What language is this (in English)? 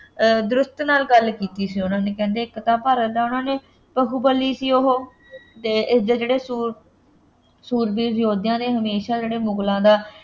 Punjabi